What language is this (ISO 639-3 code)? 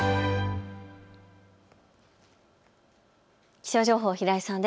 jpn